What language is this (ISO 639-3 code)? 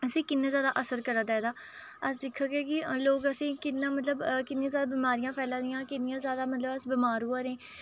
doi